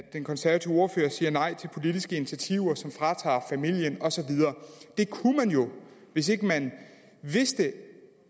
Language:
Danish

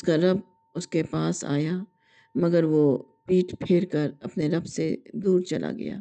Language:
Urdu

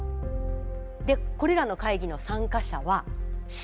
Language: Japanese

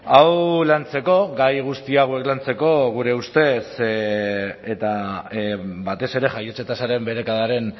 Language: Basque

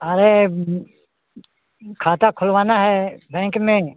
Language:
Hindi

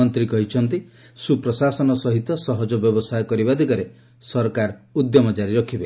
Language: Odia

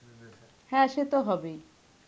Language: Bangla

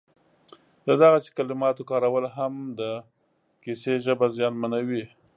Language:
Pashto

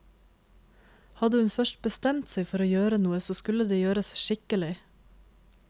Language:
Norwegian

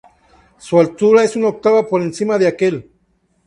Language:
Spanish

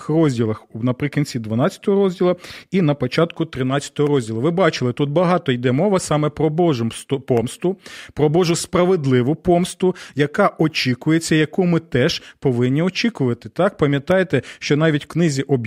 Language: Ukrainian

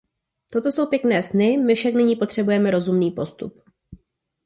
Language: Czech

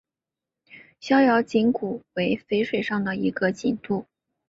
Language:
Chinese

